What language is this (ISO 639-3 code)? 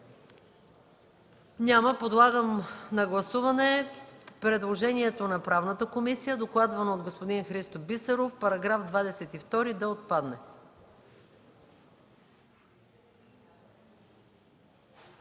bul